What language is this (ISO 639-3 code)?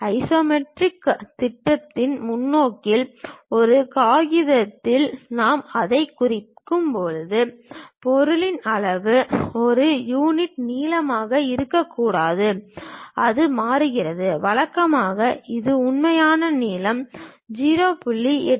tam